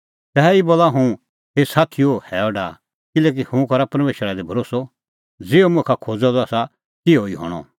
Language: Kullu Pahari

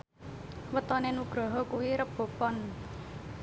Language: Javanese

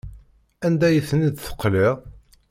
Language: Kabyle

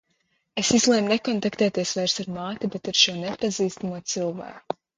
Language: Latvian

